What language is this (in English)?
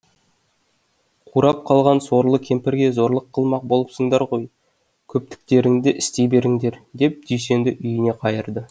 Kazakh